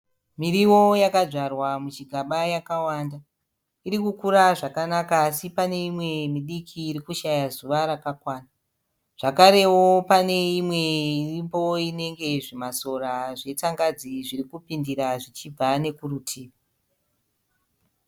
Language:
Shona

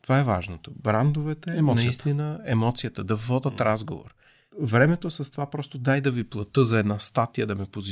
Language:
Bulgarian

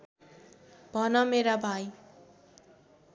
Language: Nepali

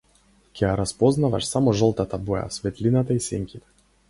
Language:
Macedonian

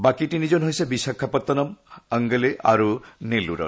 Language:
Assamese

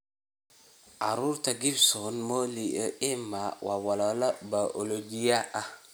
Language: Somali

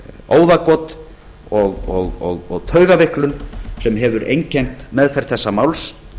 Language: Icelandic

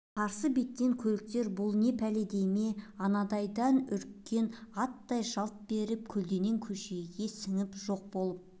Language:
Kazakh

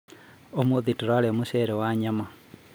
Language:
Kikuyu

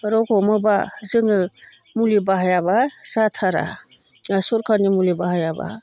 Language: Bodo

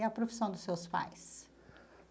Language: Portuguese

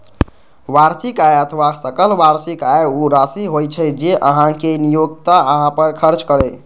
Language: Maithili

